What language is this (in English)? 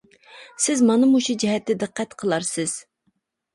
Uyghur